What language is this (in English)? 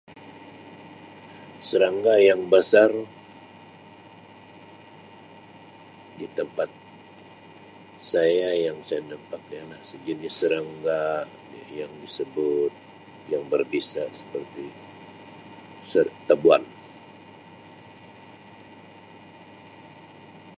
Sabah Malay